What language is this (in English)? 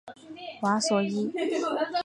Chinese